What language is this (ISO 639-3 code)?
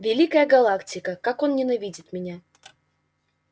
rus